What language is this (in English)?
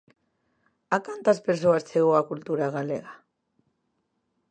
Galician